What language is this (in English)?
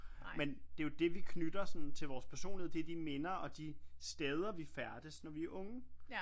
Danish